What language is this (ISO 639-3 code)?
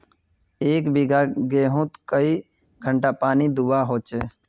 mag